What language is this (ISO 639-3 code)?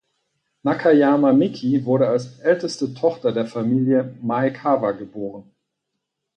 deu